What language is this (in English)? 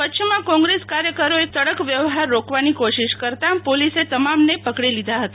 Gujarati